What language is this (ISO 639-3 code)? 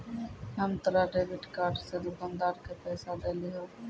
mai